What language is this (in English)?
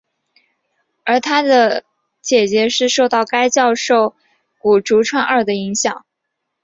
Chinese